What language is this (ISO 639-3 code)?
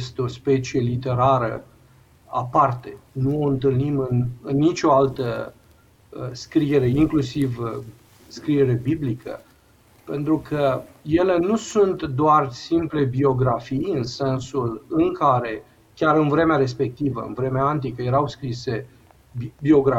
ron